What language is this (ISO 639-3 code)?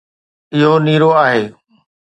snd